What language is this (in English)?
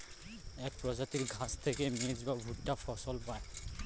Bangla